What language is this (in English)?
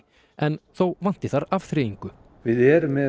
Icelandic